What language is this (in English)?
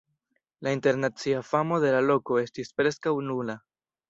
Esperanto